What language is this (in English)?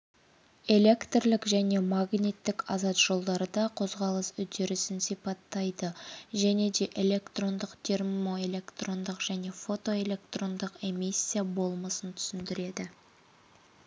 Kazakh